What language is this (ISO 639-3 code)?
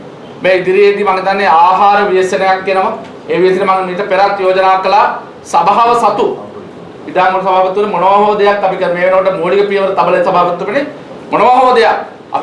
sin